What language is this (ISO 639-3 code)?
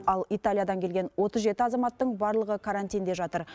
kaz